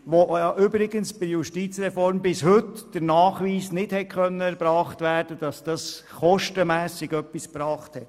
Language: Swiss German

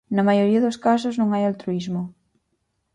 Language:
Galician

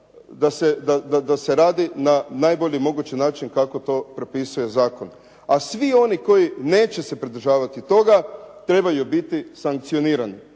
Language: Croatian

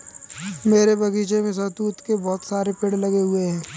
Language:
Hindi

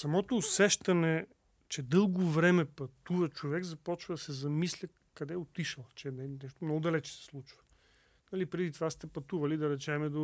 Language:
Bulgarian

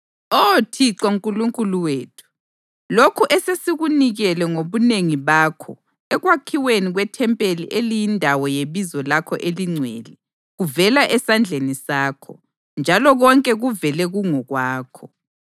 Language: North Ndebele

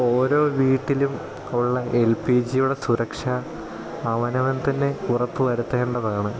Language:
Malayalam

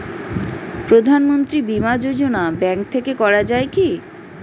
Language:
Bangla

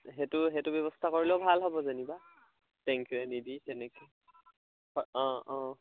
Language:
Assamese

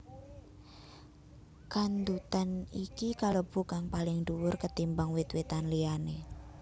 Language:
Javanese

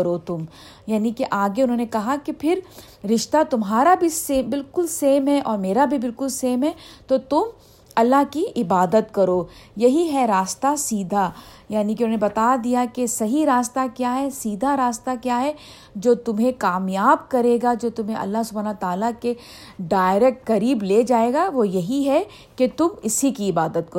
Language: Urdu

